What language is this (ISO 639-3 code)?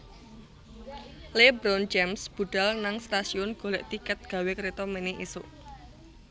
jav